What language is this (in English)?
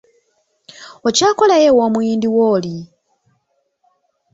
Ganda